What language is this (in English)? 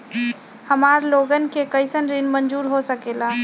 Magahi